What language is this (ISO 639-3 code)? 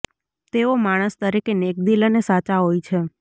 guj